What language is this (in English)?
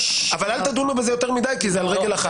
Hebrew